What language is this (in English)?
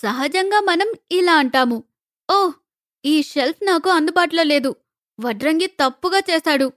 Telugu